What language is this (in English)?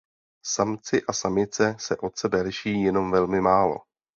Czech